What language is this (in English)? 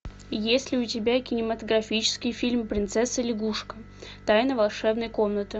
Russian